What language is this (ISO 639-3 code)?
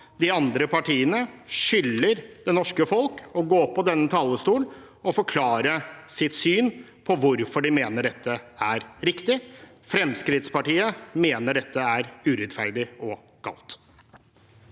nor